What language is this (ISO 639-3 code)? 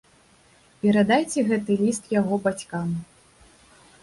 bel